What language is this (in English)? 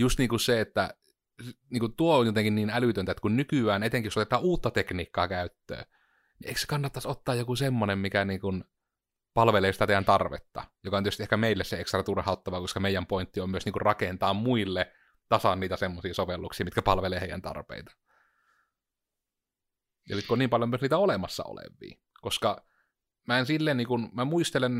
Finnish